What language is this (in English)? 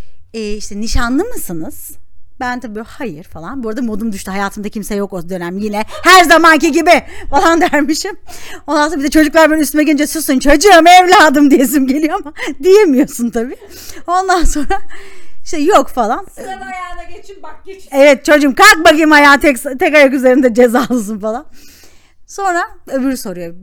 Turkish